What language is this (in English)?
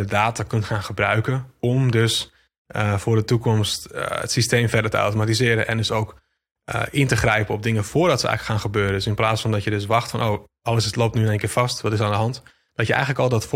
Dutch